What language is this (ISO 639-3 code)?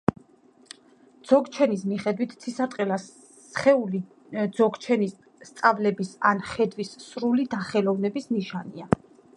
kat